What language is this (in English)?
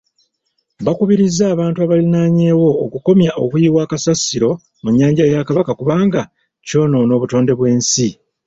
Ganda